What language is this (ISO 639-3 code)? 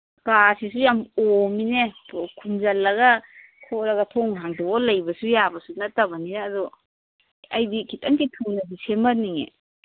mni